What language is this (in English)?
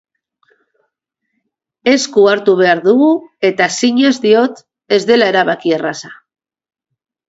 Basque